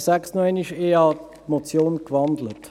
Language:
Swiss German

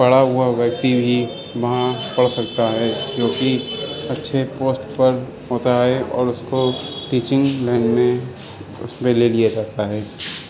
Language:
Urdu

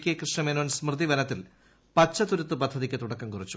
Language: Malayalam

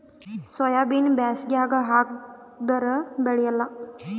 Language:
Kannada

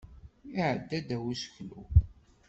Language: Kabyle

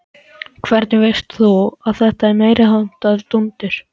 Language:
Icelandic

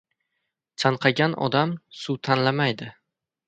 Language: Uzbek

